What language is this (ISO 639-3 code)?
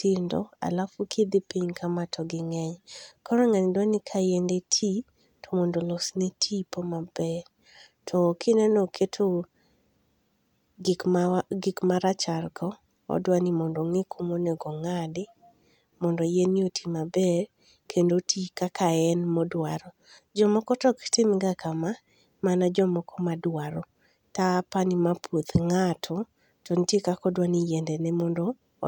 luo